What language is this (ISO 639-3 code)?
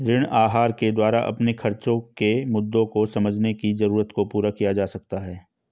hin